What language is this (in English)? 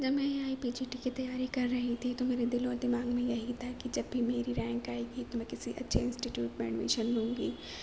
Urdu